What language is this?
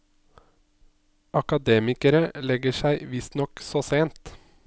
Norwegian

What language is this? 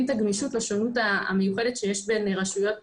Hebrew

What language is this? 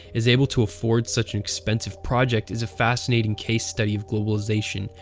English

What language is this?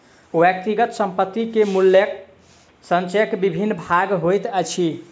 Maithili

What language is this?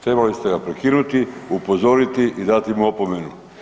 Croatian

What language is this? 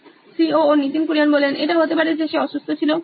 Bangla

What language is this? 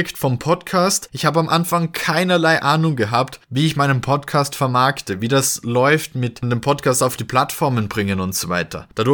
German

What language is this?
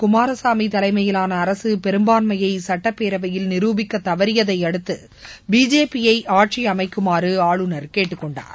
Tamil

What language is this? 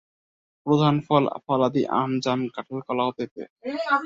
Bangla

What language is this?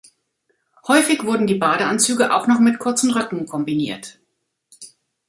German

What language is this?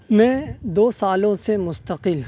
Urdu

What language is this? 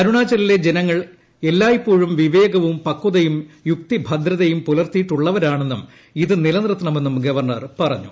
Malayalam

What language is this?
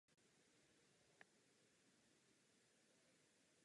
Czech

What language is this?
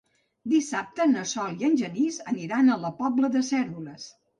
Catalan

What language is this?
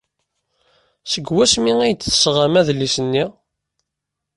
Kabyle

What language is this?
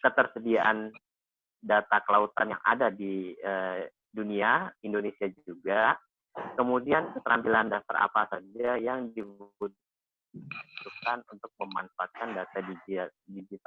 Indonesian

